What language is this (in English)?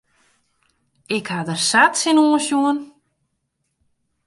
Western Frisian